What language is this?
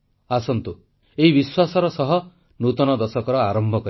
Odia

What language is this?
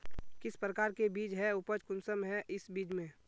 Magahi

